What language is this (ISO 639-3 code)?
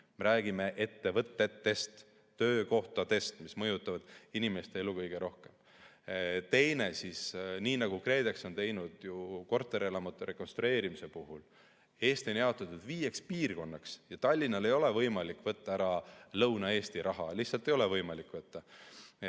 est